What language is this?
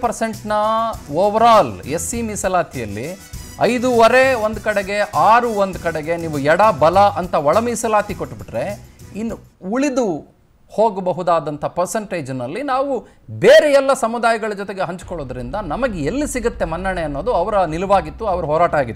Hindi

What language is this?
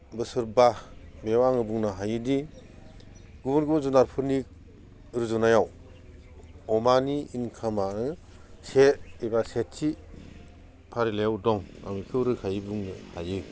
Bodo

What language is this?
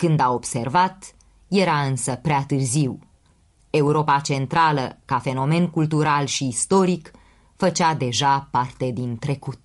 Romanian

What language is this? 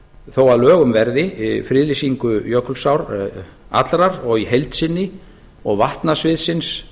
Icelandic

